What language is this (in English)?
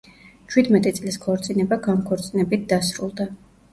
Georgian